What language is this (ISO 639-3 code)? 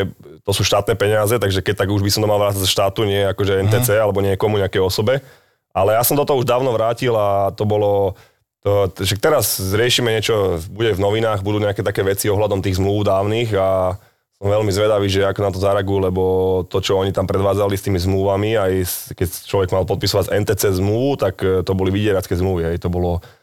slk